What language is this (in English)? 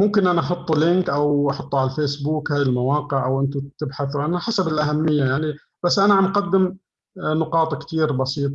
Arabic